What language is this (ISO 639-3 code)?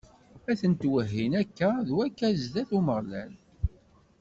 kab